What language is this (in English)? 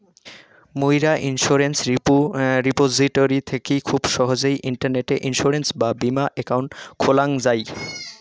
Bangla